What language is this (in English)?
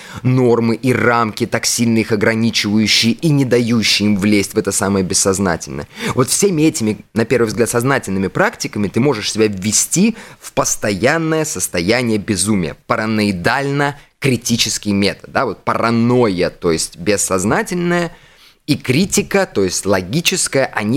Russian